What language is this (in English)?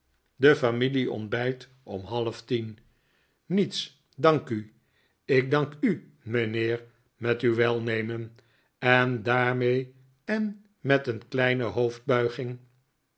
Dutch